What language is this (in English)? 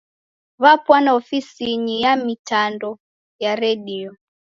Taita